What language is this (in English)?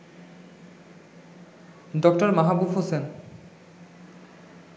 Bangla